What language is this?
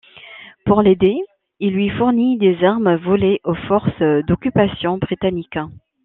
French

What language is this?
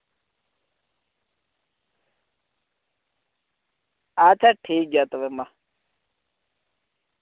Santali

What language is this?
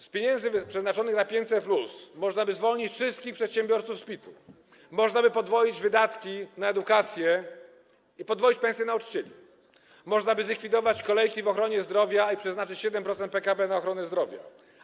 Polish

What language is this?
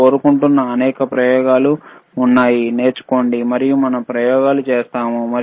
Telugu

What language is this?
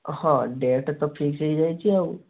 Odia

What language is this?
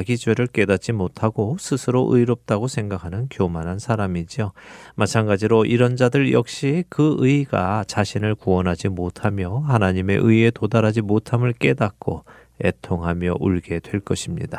Korean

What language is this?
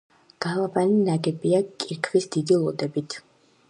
Georgian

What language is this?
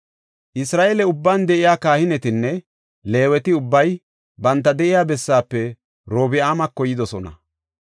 Gofa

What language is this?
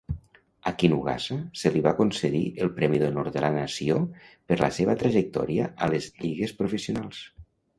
Catalan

